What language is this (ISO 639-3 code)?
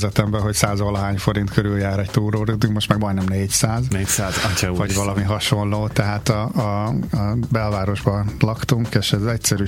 hun